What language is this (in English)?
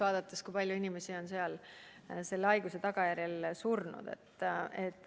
Estonian